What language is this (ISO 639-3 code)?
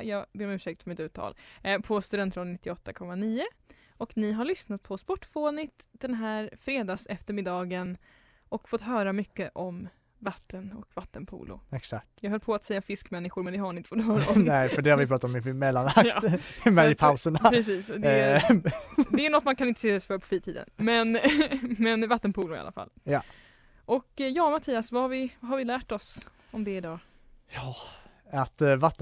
swe